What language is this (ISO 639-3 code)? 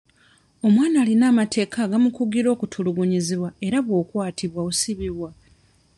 lug